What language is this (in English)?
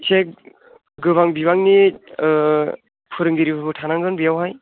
Bodo